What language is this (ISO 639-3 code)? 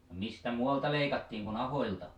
fin